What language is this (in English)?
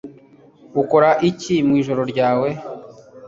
Kinyarwanda